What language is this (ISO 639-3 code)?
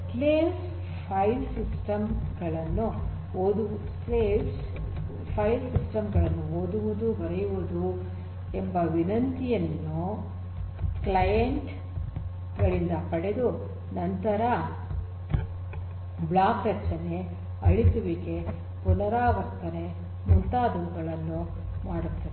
kan